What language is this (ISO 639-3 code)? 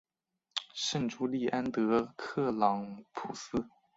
zho